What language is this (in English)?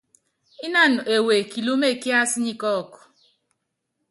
Yangben